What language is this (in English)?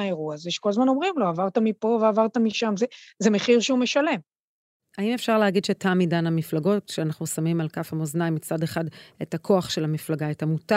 Hebrew